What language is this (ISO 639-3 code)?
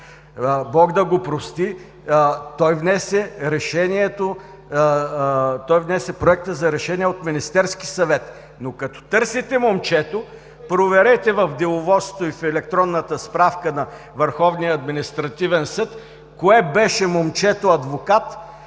bul